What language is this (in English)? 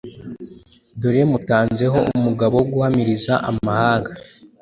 Kinyarwanda